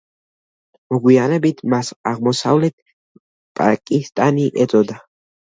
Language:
Georgian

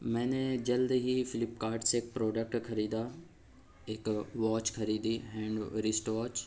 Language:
Urdu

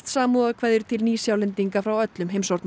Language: Icelandic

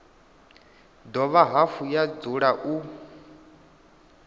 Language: Venda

